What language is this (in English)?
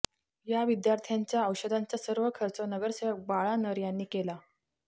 Marathi